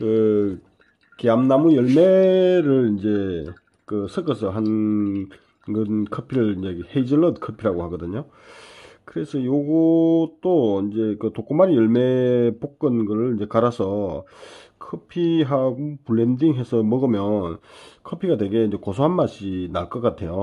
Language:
Korean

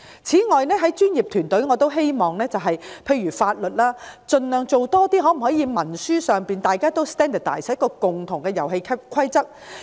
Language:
Cantonese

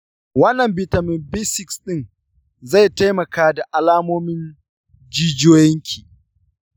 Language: Hausa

